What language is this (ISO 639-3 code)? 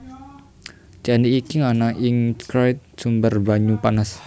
jav